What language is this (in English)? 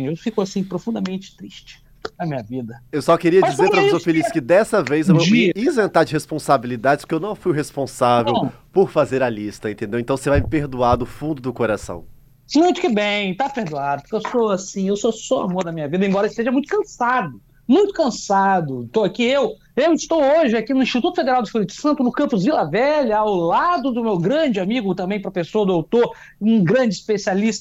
Portuguese